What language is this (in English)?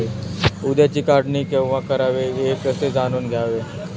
Marathi